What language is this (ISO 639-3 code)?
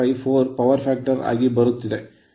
kan